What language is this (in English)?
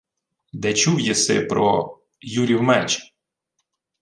Ukrainian